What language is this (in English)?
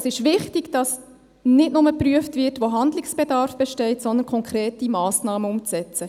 Swiss German